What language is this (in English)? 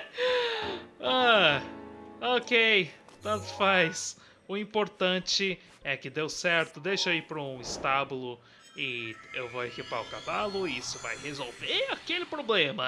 Portuguese